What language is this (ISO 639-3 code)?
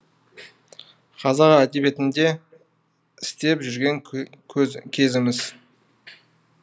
kaz